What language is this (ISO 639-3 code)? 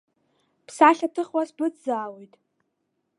abk